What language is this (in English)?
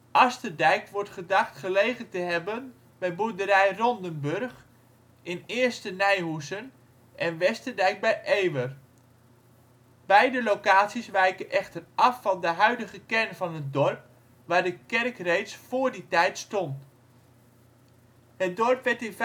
Dutch